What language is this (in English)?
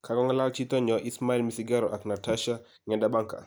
Kalenjin